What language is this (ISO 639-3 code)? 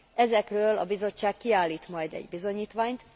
hun